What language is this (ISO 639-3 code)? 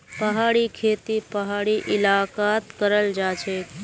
mag